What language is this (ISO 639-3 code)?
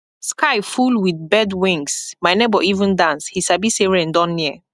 pcm